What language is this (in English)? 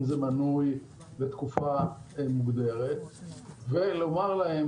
Hebrew